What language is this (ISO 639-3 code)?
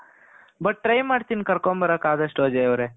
kan